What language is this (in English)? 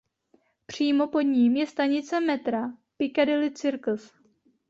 Czech